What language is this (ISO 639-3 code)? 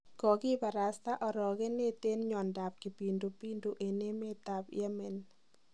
kln